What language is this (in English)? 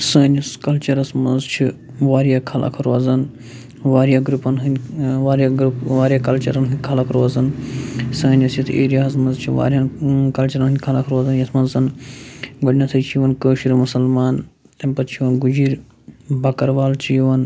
Kashmiri